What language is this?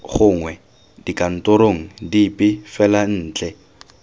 Tswana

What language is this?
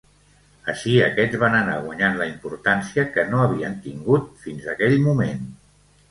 Catalan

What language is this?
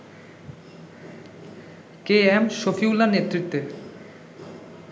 Bangla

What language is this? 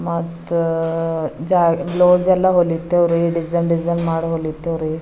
Kannada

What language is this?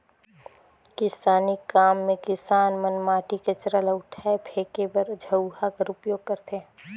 Chhattisgarhi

